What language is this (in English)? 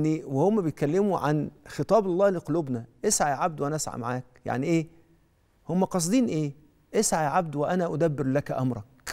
Arabic